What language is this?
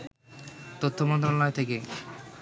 Bangla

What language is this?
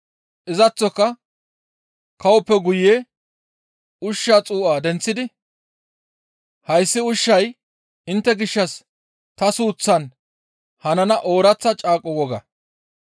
Gamo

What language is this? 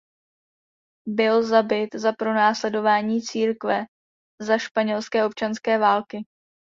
Czech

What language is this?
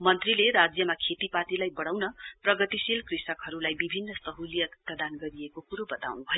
Nepali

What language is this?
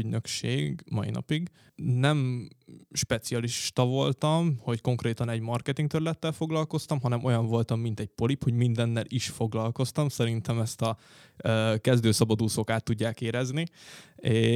Hungarian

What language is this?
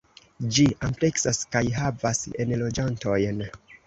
Esperanto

